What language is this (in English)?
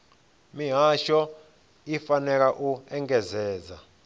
Venda